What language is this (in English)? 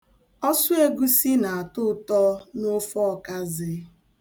Igbo